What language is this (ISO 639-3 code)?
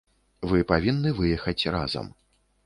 bel